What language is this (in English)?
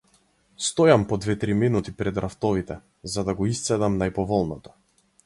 Macedonian